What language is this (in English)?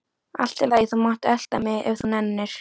Icelandic